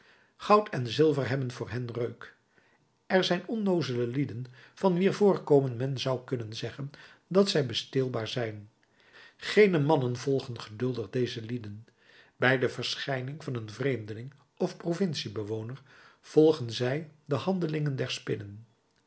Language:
Dutch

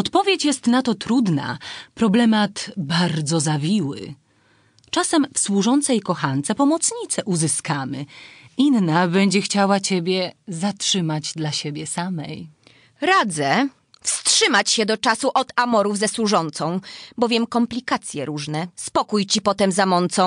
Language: Polish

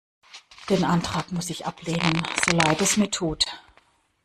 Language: German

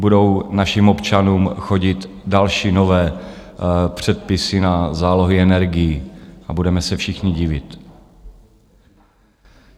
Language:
Czech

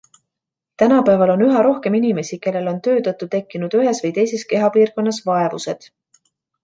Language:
Estonian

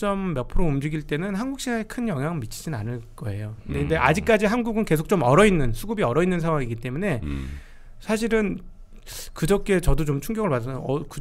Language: Korean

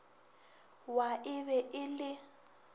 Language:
Northern Sotho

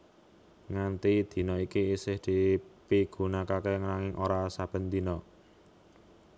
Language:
Javanese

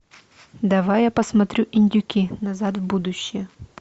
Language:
Russian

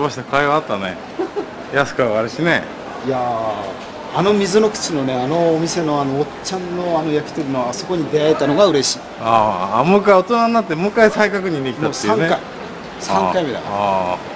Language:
Japanese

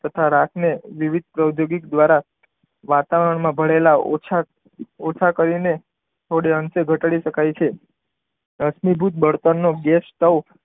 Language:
Gujarati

